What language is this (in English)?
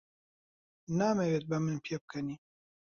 Central Kurdish